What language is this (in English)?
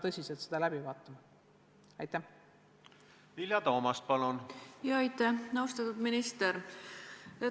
Estonian